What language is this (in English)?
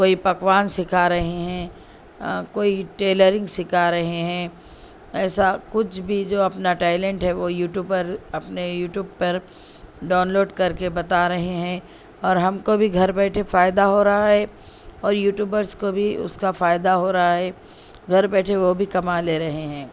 Urdu